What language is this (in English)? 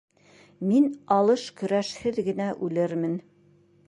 Bashkir